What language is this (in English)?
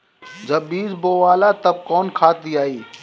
Bhojpuri